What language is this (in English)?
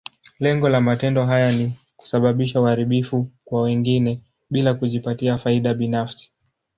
Swahili